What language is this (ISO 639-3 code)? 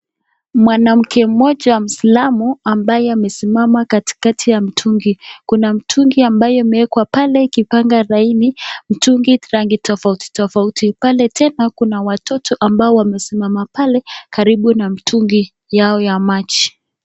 swa